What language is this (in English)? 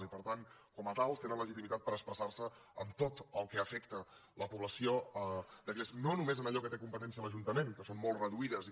Catalan